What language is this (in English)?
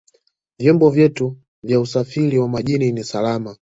Swahili